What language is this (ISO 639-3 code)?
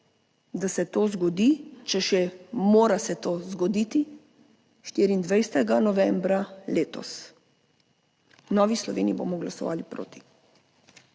slv